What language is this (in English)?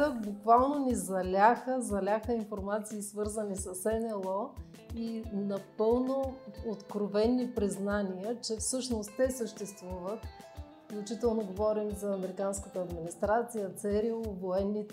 Bulgarian